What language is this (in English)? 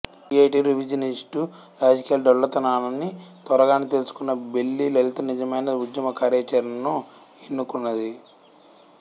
Telugu